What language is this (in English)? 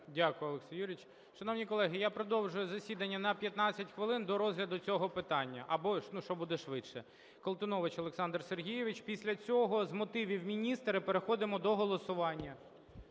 Ukrainian